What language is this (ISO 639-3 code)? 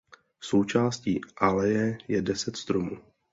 ces